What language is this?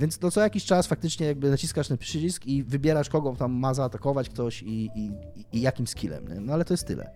Polish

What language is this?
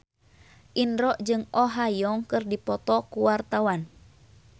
Sundanese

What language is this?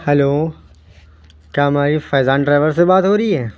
Urdu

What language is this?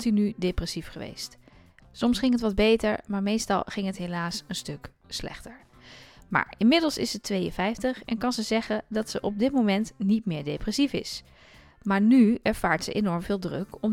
Dutch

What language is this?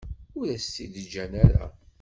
Kabyle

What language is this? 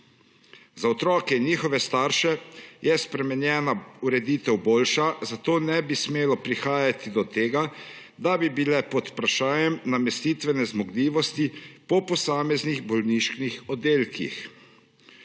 Slovenian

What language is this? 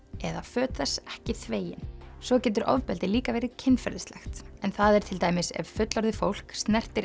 Icelandic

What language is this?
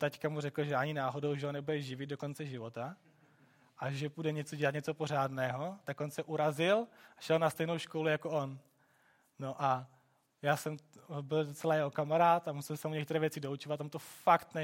Czech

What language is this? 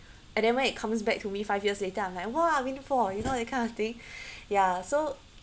English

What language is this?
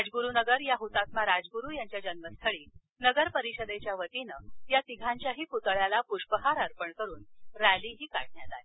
Marathi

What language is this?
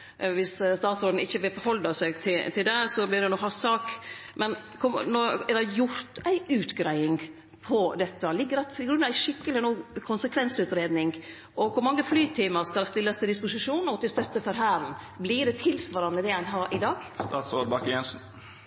Norwegian Nynorsk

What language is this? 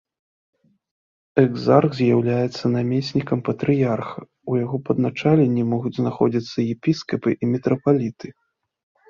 Belarusian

